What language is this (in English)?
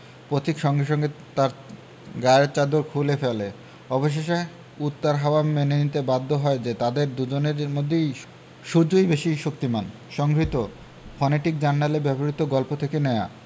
Bangla